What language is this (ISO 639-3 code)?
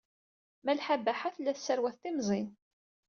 kab